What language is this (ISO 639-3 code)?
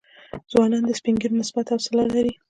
pus